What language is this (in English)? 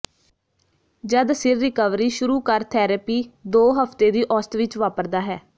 Punjabi